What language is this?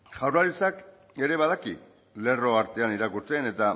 Basque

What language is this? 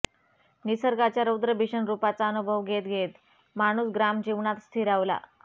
Marathi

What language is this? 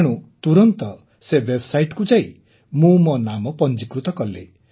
Odia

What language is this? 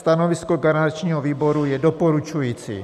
Czech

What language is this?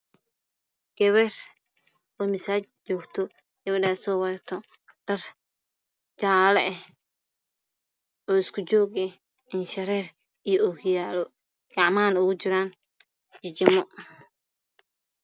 Somali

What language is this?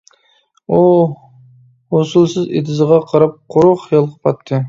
Uyghur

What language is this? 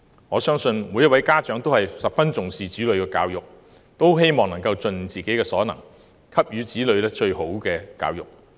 Cantonese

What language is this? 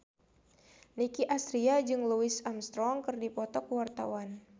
Sundanese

